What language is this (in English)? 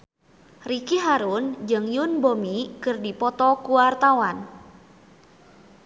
Sundanese